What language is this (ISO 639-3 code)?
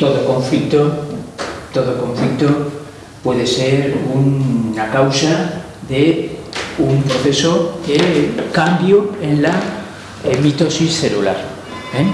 spa